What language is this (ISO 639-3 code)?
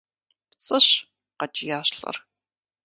kbd